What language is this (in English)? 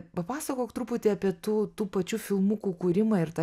Lithuanian